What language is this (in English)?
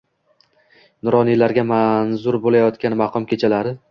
Uzbek